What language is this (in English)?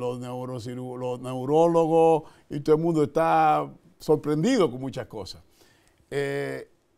Spanish